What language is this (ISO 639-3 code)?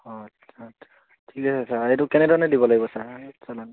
asm